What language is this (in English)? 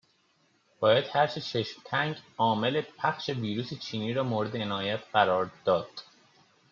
Persian